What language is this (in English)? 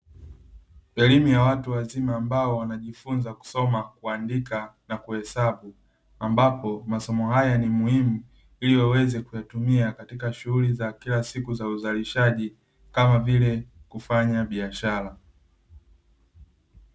Swahili